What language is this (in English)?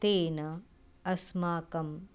Sanskrit